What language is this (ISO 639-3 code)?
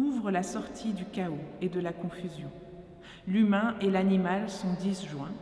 fra